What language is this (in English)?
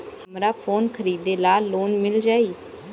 Bhojpuri